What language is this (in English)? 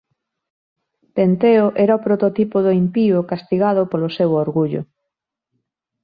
Galician